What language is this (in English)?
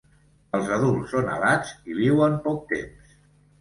Catalan